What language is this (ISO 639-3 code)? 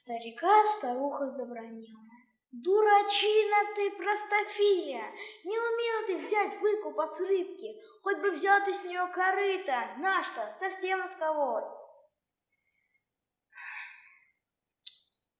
rus